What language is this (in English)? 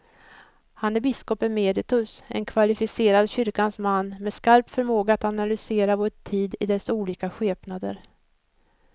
Swedish